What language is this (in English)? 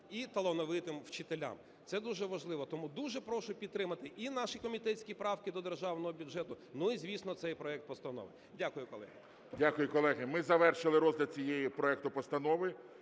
Ukrainian